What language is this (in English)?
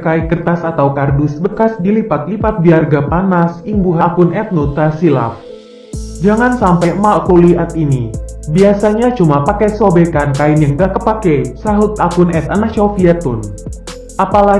Indonesian